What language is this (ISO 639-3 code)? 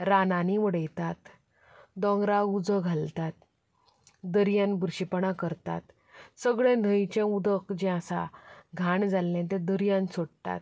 kok